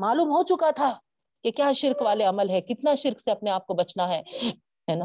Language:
Urdu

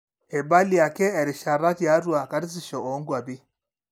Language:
Masai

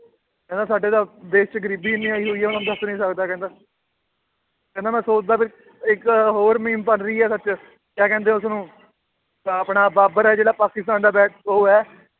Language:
Punjabi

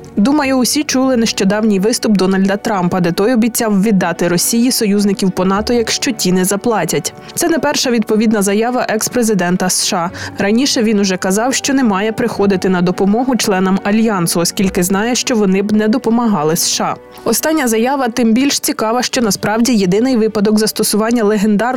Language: Ukrainian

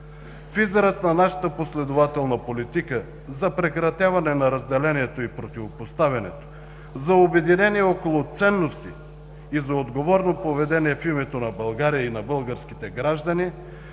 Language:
Bulgarian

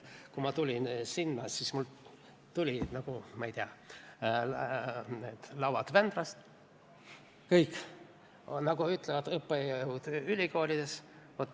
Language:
Estonian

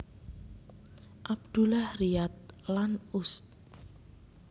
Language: Javanese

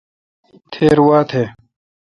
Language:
Kalkoti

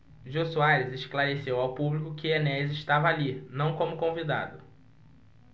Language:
Portuguese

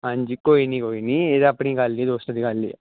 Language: Punjabi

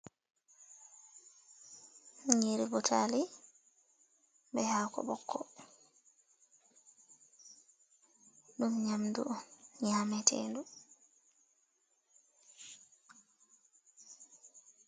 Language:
Fula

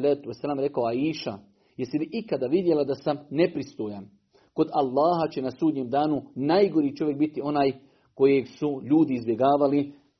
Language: Croatian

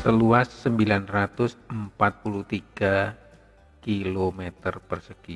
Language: Indonesian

